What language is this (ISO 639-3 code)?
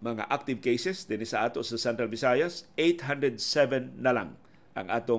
fil